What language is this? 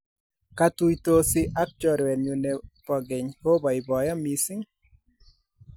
Kalenjin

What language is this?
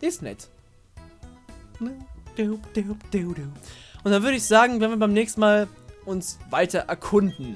German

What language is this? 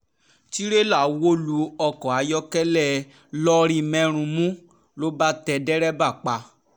Yoruba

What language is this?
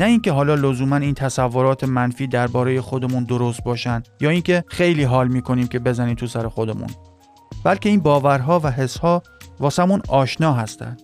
Persian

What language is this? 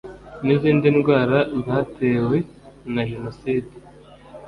Kinyarwanda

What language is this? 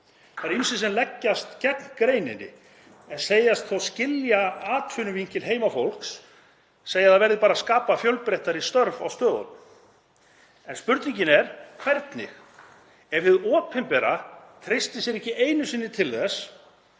Icelandic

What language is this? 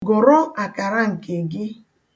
Igbo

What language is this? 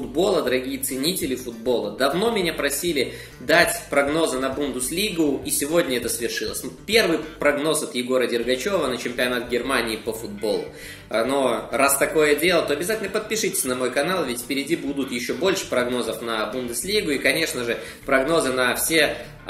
Russian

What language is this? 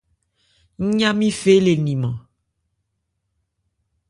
Ebrié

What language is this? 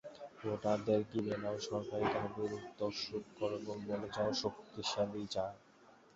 Bangla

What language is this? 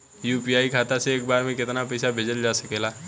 Bhojpuri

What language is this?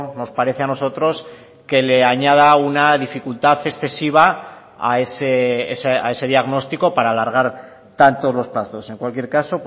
Spanish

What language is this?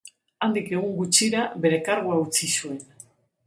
Basque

